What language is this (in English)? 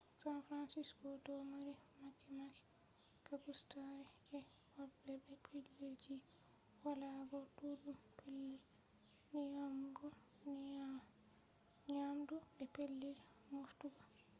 Fula